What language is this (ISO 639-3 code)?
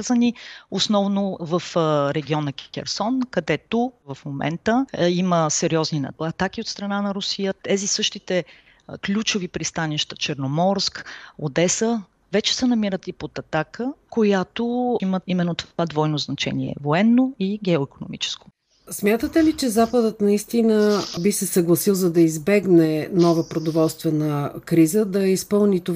bul